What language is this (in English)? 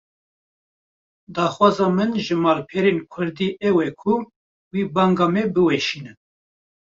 Kurdish